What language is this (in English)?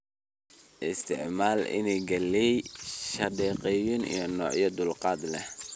Somali